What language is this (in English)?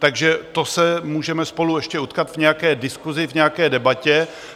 Czech